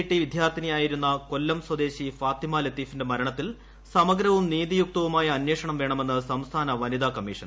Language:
Malayalam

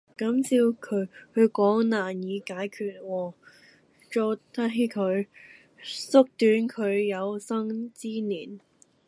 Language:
Cantonese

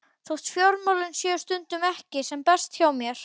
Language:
Icelandic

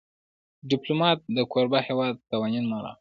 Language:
Pashto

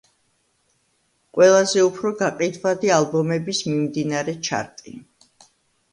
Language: Georgian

